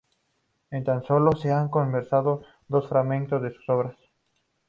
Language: Spanish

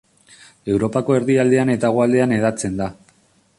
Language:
Basque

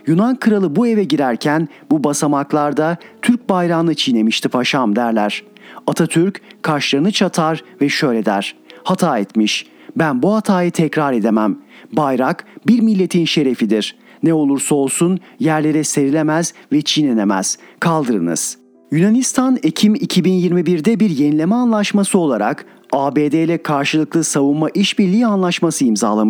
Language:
Turkish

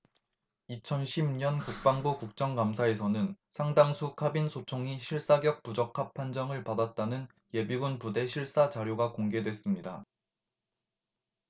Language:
Korean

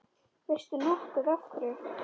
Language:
Icelandic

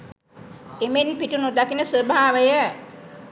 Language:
Sinhala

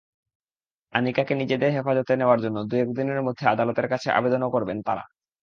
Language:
Bangla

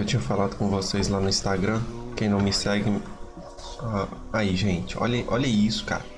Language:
Portuguese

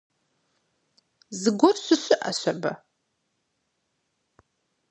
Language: Kabardian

